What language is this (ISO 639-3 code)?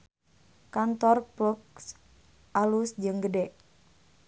sun